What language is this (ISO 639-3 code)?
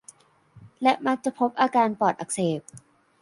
tha